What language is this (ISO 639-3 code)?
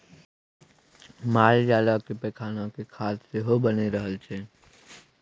mai